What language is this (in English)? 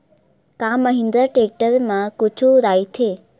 Chhattisgarhi